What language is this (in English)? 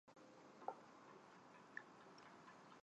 Chinese